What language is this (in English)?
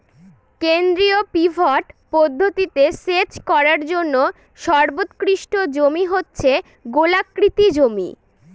Bangla